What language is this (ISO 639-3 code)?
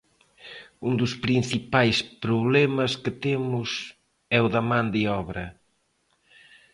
glg